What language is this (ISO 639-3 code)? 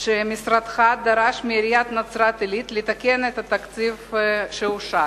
heb